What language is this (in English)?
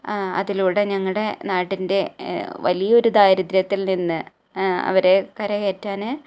Malayalam